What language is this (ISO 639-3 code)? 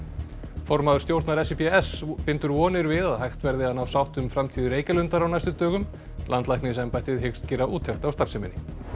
isl